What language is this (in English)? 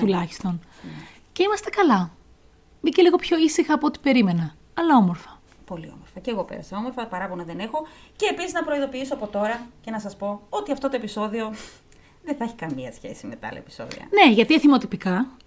Greek